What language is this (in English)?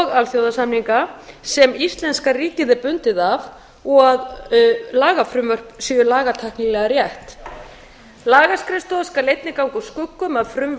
Icelandic